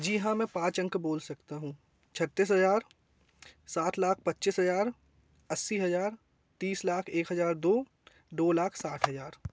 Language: Hindi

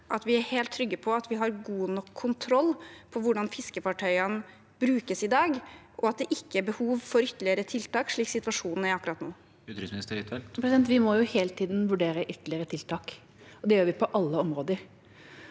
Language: Norwegian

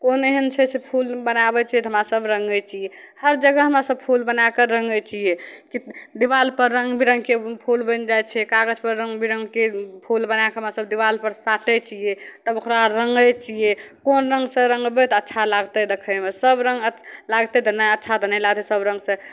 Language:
Maithili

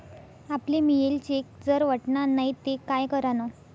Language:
Marathi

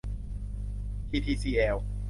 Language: Thai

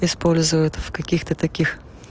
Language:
Russian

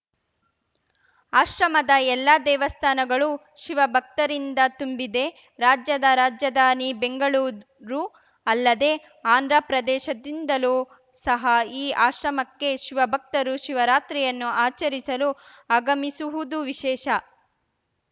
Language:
Kannada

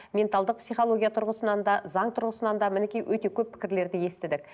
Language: Kazakh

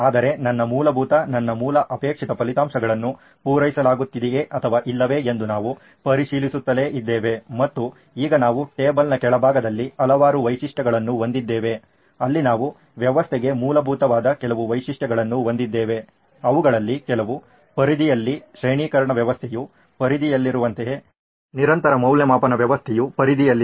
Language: Kannada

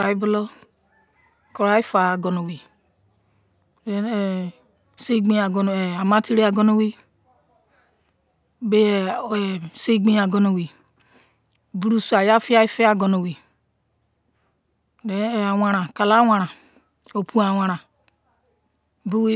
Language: Izon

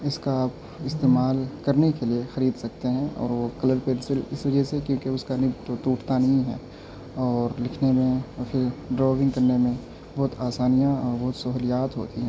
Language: Urdu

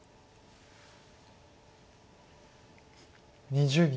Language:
Japanese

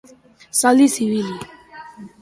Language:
Basque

